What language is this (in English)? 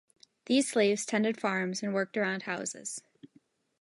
English